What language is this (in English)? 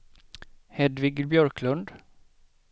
Swedish